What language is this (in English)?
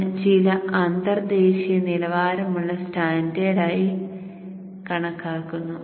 Malayalam